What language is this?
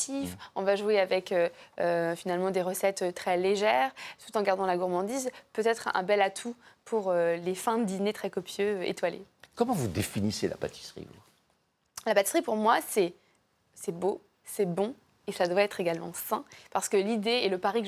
French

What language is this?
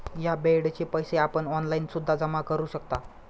Marathi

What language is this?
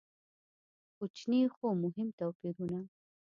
Pashto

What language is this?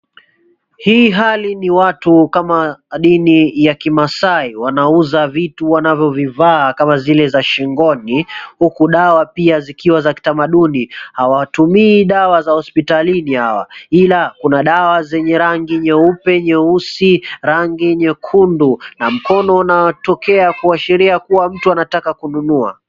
Swahili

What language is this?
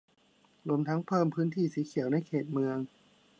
Thai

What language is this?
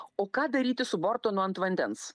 Lithuanian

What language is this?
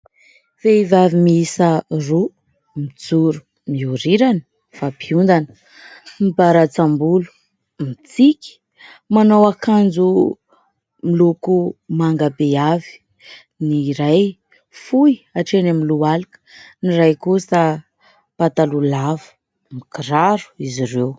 Malagasy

